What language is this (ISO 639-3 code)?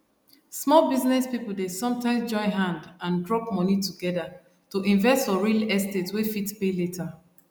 pcm